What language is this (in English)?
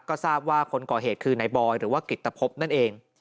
Thai